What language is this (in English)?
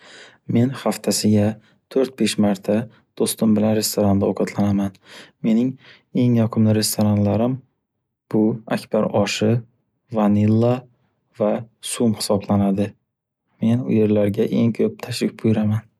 Uzbek